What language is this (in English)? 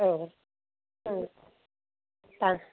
Bodo